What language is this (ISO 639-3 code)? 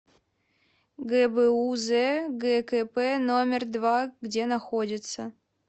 rus